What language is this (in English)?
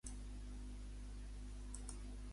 Catalan